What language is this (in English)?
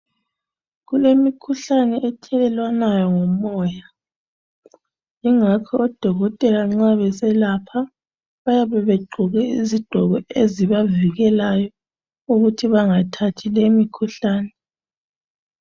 North Ndebele